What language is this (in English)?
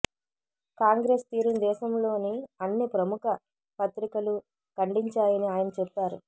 Telugu